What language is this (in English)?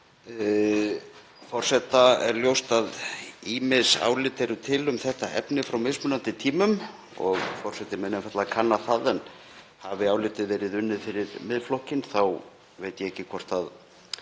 Icelandic